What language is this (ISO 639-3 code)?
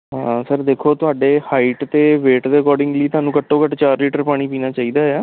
pan